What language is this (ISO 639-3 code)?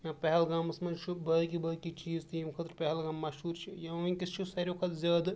kas